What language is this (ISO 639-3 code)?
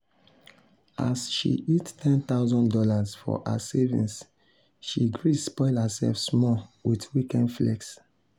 pcm